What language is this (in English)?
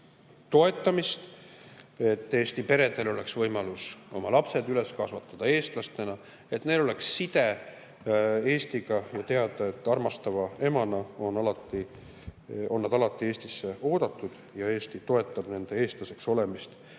Estonian